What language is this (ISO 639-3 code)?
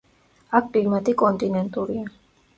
kat